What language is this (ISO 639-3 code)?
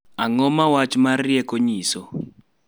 luo